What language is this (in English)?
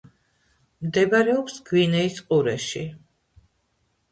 Georgian